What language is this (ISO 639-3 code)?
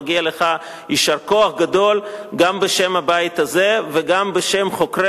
heb